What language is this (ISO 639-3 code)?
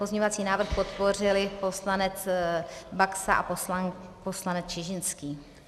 ces